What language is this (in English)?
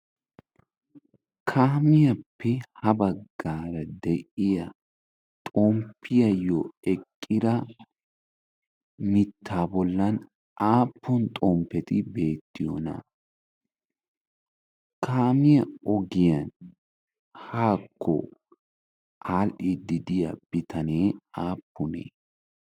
Wolaytta